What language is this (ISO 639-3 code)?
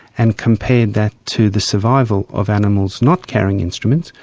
eng